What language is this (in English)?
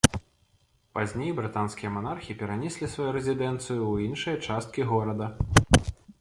Belarusian